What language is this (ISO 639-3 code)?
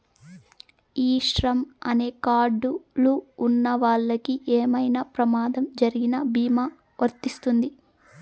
tel